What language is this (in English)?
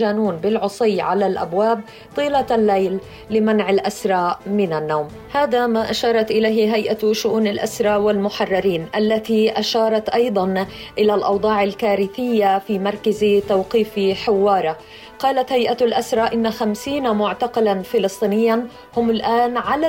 Arabic